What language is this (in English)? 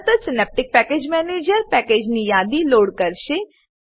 Gujarati